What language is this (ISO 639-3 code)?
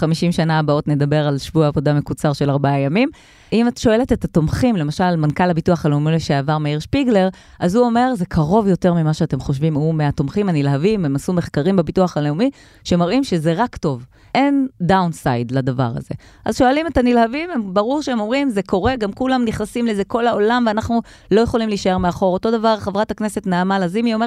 heb